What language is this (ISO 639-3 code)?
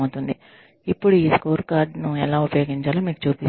tel